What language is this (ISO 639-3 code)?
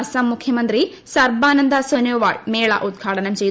mal